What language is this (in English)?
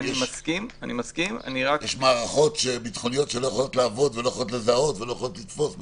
Hebrew